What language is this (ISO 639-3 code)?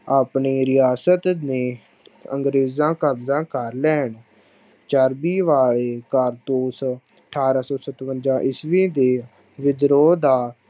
pan